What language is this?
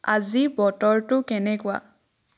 Assamese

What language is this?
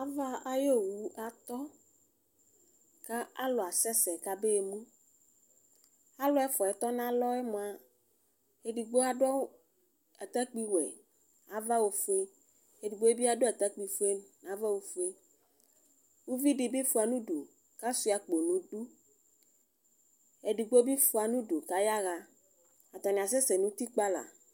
Ikposo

